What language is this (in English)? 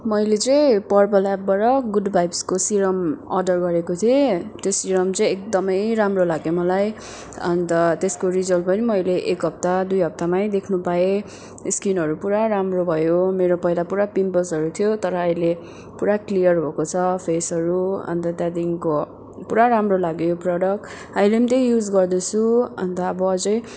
Nepali